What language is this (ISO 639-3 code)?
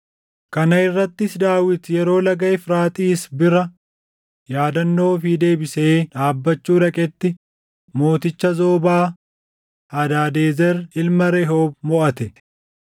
orm